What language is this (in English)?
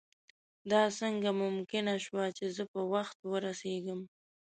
Pashto